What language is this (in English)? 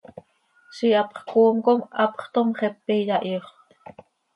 Seri